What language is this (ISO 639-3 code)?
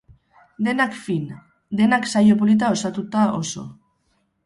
eus